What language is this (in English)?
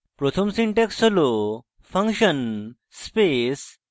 Bangla